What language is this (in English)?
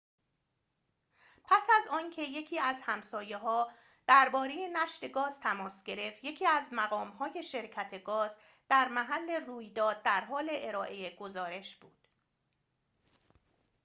Persian